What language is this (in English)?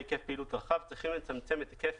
Hebrew